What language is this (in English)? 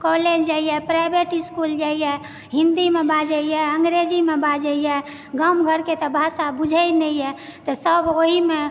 Maithili